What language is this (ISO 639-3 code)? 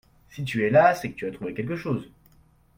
fra